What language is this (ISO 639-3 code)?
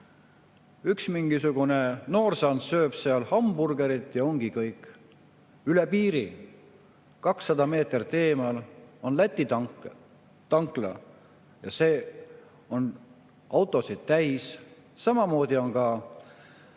est